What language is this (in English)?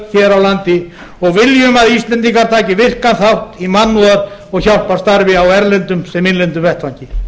Icelandic